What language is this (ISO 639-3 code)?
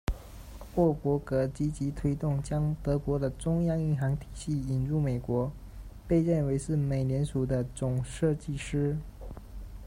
zho